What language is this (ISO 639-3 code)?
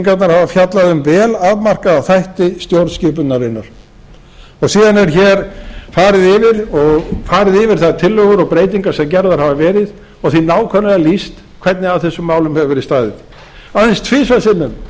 isl